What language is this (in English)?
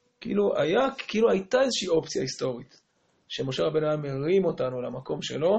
Hebrew